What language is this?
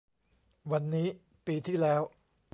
Thai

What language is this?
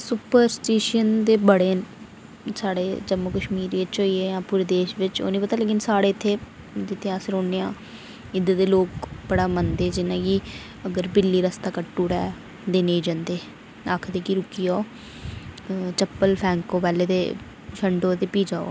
Dogri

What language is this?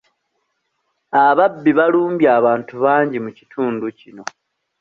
Ganda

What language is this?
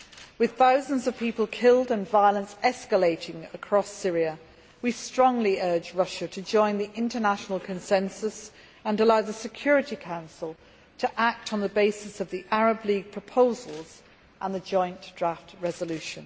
English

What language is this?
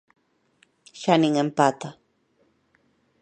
Galician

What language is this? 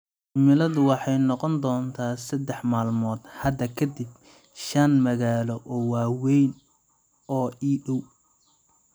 Somali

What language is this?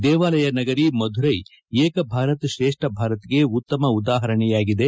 Kannada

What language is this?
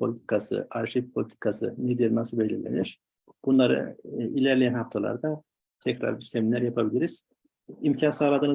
Turkish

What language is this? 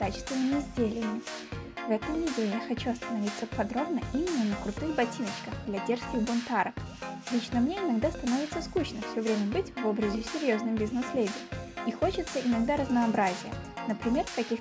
Russian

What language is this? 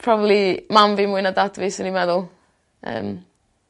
Welsh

